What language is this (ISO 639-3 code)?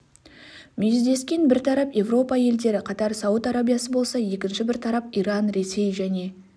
kaz